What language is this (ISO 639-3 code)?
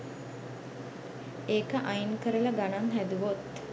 sin